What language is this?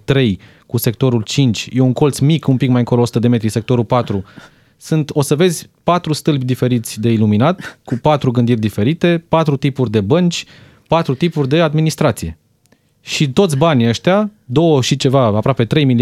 Romanian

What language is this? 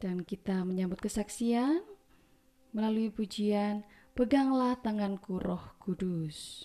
Indonesian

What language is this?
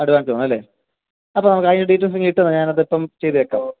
Malayalam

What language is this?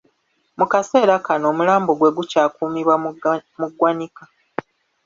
Ganda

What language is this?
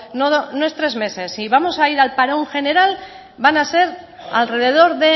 Spanish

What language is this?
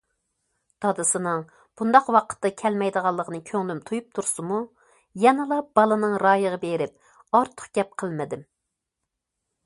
Uyghur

